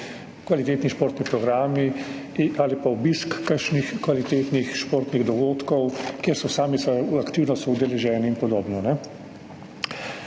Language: Slovenian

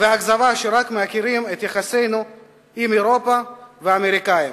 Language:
Hebrew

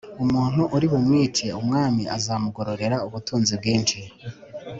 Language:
Kinyarwanda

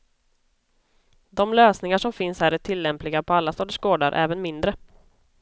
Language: Swedish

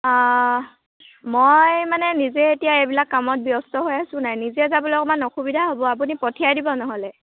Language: Assamese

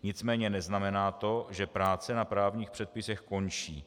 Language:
Czech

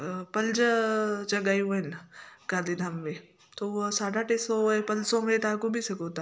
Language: Sindhi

